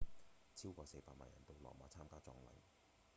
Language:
Cantonese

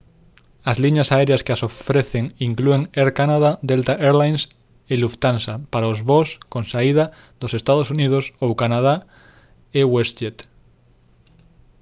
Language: Galician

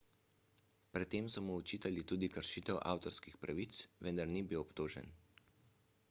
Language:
Slovenian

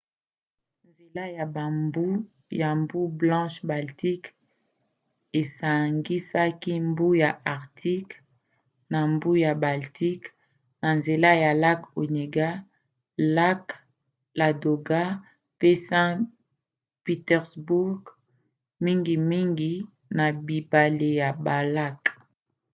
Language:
Lingala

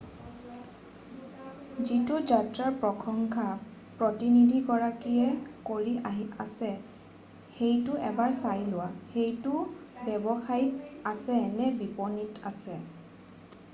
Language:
Assamese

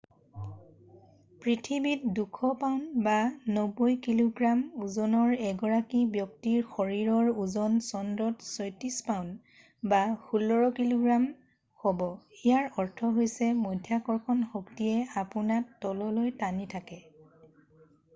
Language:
Assamese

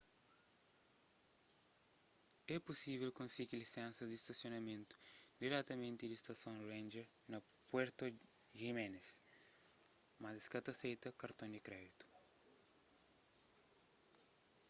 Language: Kabuverdianu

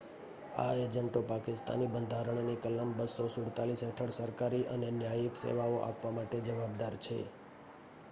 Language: Gujarati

